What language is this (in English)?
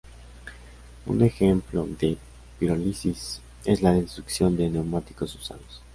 Spanish